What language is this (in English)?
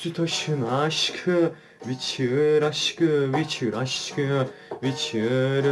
Turkish